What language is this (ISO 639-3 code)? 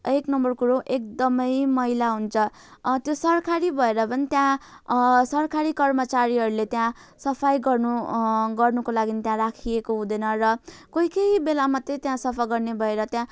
nep